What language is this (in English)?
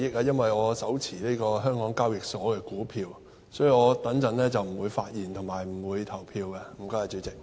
Cantonese